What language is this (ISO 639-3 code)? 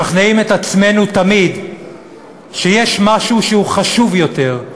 heb